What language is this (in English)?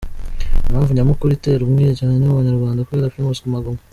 Kinyarwanda